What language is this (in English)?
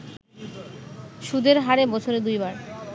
Bangla